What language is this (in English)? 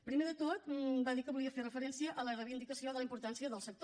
Catalan